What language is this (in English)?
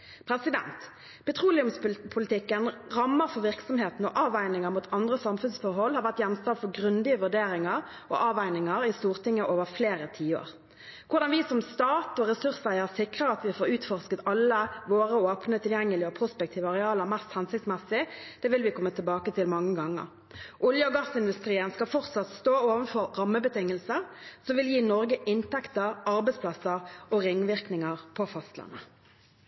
Norwegian Bokmål